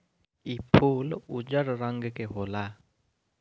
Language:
Bhojpuri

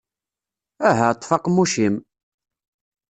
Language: Kabyle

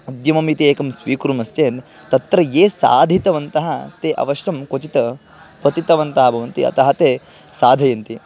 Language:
Sanskrit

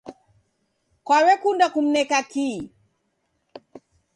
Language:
Taita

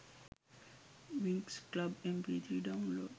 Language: Sinhala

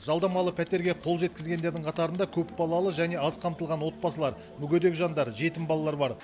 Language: Kazakh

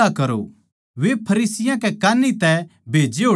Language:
Haryanvi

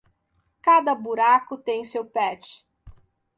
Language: Portuguese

